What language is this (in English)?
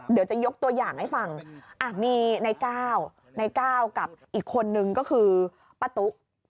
Thai